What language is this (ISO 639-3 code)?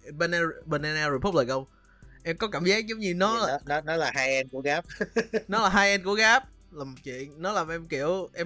vie